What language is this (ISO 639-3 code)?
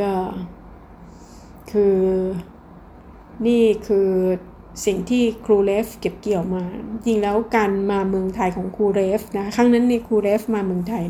tha